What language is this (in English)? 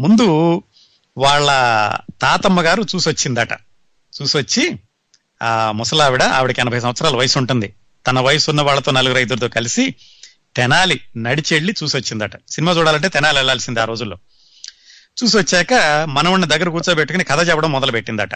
Telugu